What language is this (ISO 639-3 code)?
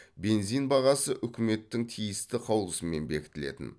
kaz